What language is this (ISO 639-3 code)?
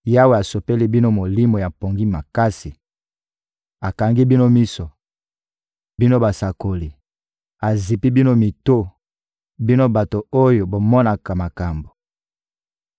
lin